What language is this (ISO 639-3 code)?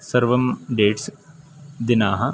san